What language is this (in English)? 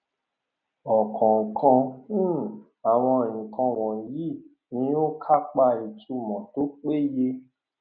Yoruba